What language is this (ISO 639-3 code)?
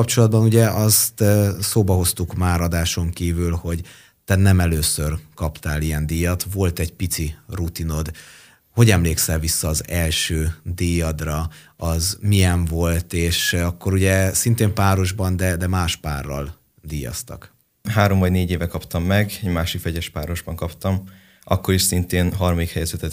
hun